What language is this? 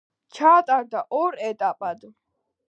Georgian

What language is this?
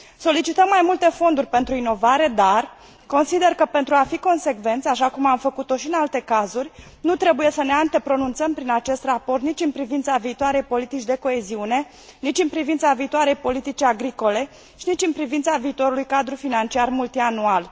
Romanian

